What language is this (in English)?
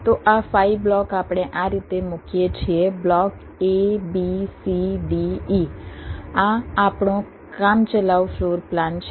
Gujarati